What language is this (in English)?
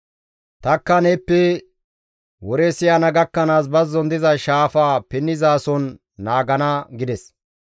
Gamo